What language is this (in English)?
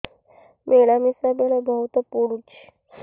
Odia